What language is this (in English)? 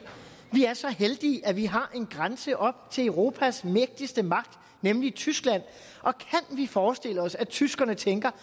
Danish